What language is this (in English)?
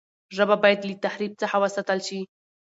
Pashto